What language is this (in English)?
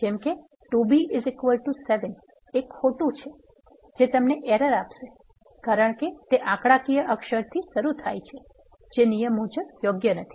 Gujarati